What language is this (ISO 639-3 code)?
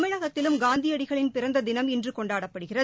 tam